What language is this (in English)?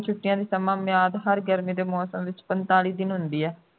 Punjabi